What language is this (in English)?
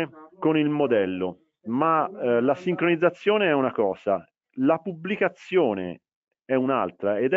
Italian